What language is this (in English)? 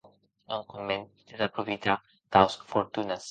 Occitan